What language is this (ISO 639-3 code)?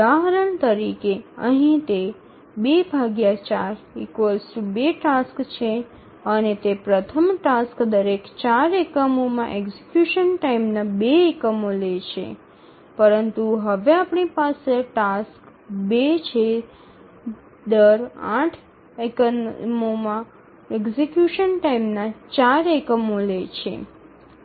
guj